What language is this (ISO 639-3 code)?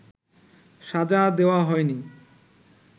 ben